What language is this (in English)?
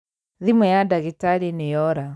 Kikuyu